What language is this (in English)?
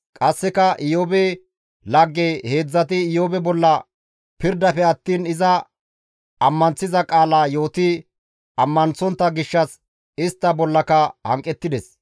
Gamo